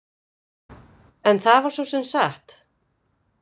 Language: Icelandic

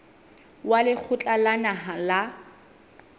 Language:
Southern Sotho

